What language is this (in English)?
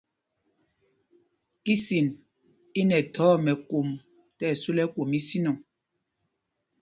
Mpumpong